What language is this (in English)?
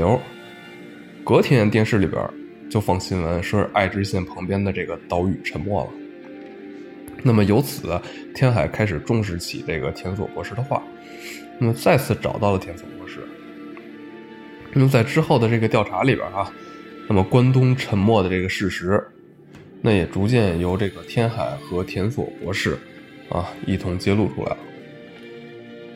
Chinese